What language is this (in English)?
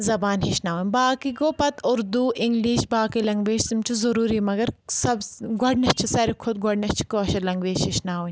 Kashmiri